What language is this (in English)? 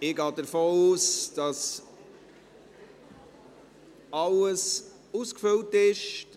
Swiss German